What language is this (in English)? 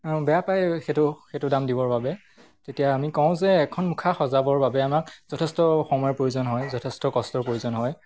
Assamese